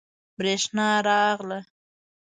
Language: Pashto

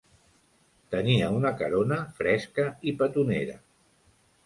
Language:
Catalan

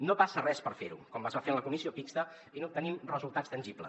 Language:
Catalan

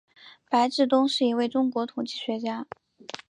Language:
Chinese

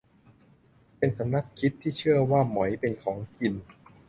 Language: Thai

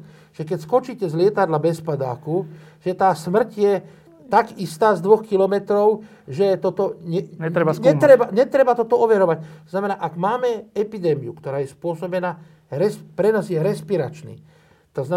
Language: Slovak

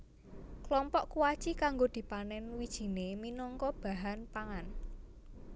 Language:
Javanese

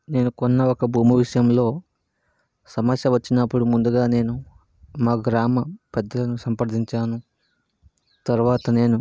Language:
Telugu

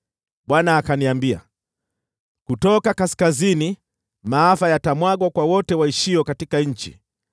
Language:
Swahili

